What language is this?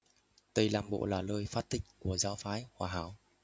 Vietnamese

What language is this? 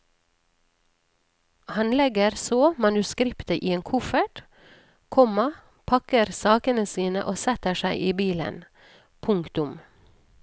Norwegian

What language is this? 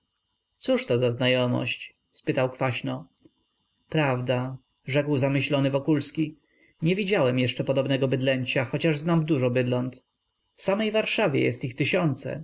Polish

